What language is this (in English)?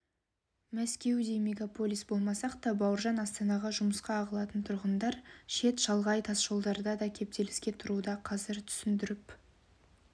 Kazakh